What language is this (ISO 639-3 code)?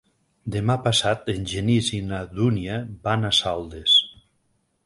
cat